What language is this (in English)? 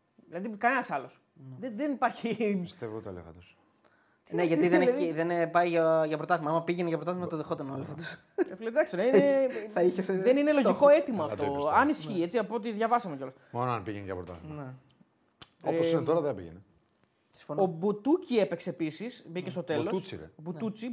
Greek